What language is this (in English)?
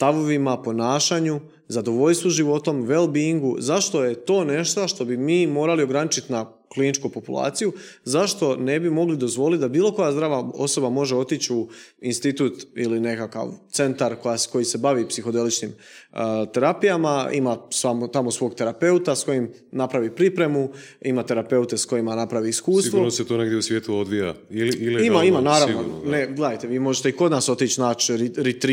Croatian